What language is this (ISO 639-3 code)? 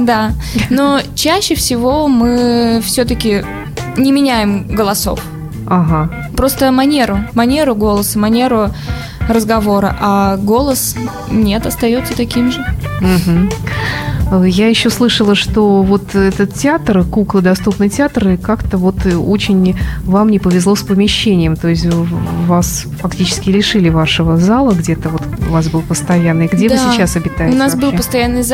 rus